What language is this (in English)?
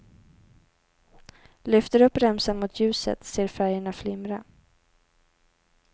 Swedish